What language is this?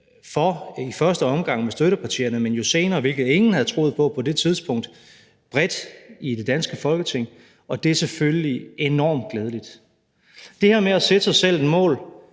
Danish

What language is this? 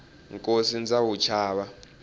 Tsonga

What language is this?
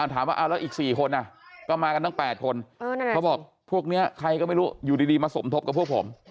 Thai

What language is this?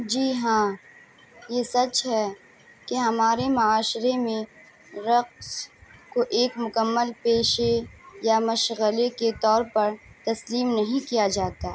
Urdu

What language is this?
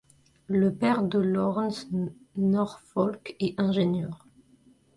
French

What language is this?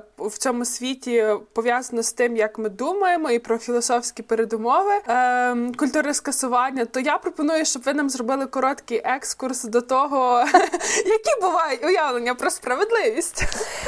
Ukrainian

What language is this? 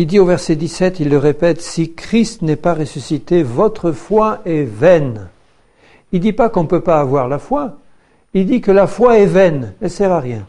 French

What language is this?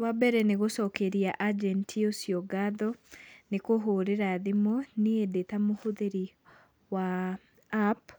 Kikuyu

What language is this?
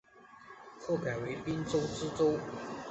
Chinese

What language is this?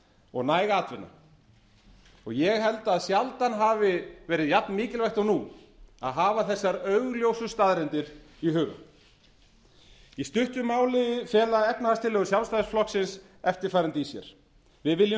Icelandic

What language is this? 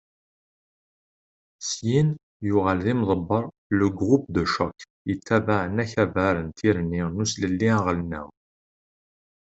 Kabyle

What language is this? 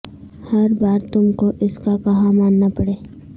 Urdu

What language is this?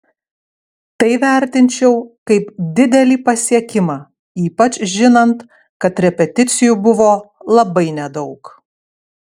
Lithuanian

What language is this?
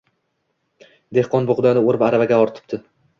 Uzbek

